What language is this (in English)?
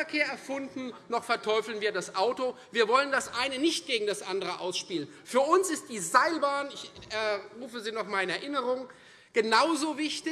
German